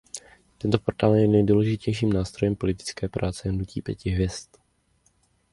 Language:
Czech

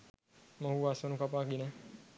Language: Sinhala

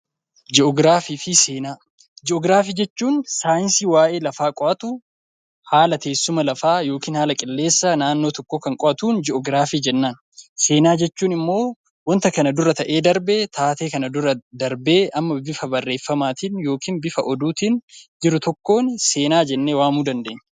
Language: Oromo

